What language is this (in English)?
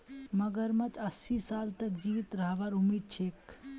Magahi